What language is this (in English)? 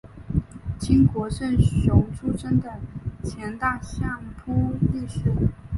Chinese